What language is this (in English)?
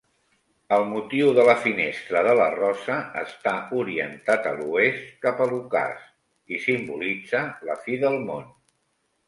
Catalan